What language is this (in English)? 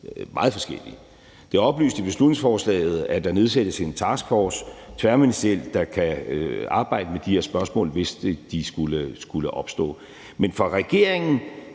Danish